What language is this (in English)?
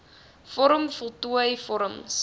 Afrikaans